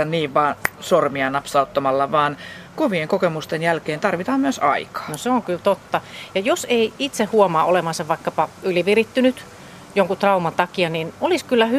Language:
Finnish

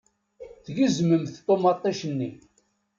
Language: Kabyle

